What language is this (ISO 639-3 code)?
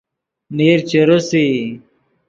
ydg